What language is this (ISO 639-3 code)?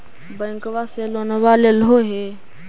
mag